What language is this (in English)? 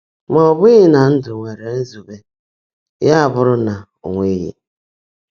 Igbo